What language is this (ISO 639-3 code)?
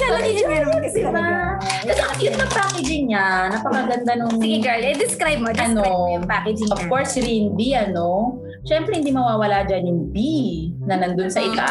fil